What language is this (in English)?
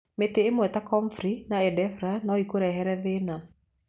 Kikuyu